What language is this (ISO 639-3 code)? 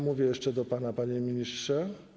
pol